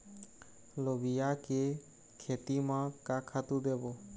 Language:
Chhattisgarhi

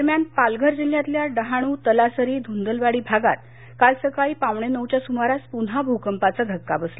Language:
Marathi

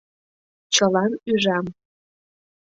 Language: Mari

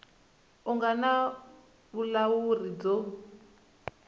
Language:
Tsonga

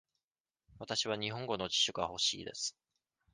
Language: Japanese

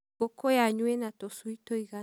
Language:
Kikuyu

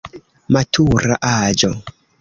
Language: Esperanto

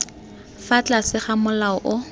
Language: Tswana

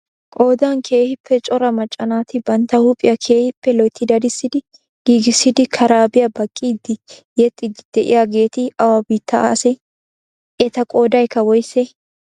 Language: Wolaytta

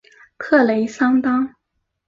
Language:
Chinese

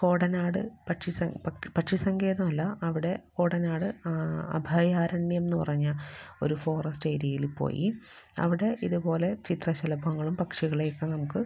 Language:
Malayalam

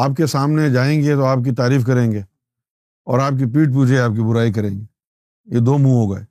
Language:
Urdu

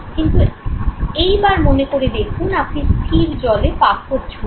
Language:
Bangla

